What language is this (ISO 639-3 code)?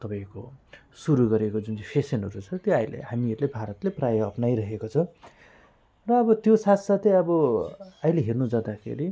nep